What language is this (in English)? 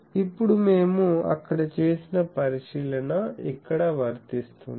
Telugu